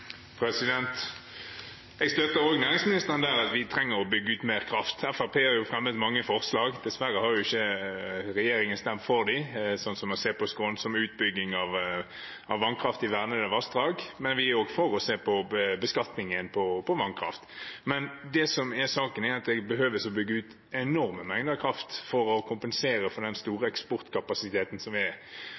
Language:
Norwegian Bokmål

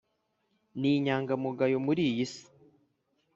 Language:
Kinyarwanda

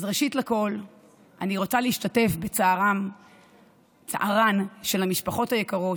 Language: Hebrew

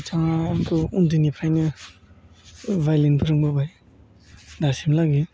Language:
Bodo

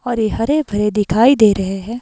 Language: Hindi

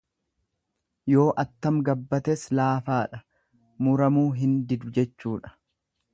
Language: Oromo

